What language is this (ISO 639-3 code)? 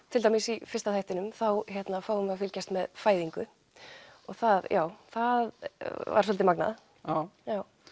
isl